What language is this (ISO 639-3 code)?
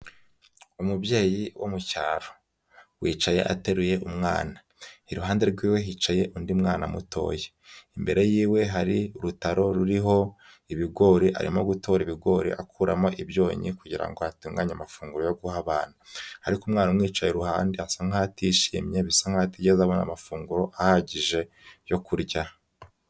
kin